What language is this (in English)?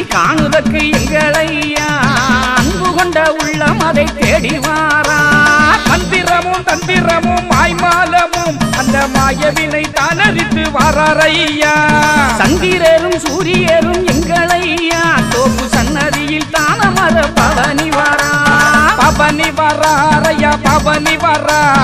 Arabic